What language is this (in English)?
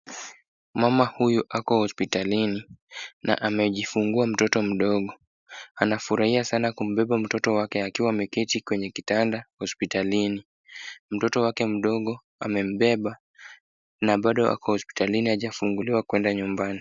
Swahili